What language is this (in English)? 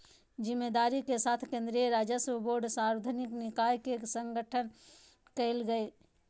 Magahi